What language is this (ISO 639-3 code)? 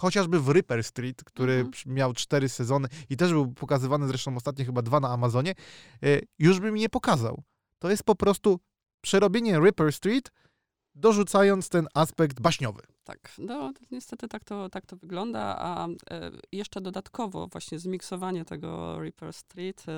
pol